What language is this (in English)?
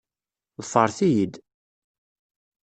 Kabyle